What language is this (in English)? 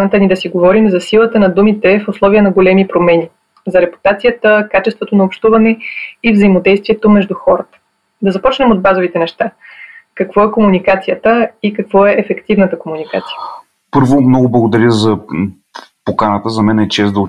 Bulgarian